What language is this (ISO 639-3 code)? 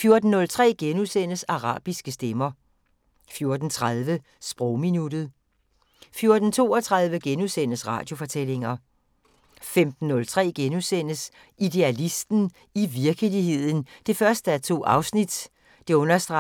dan